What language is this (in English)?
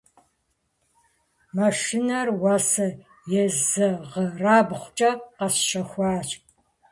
Kabardian